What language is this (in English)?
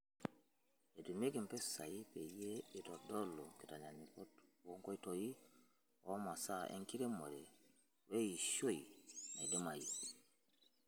Masai